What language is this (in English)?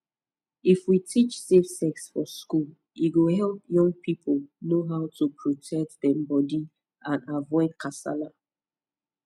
Nigerian Pidgin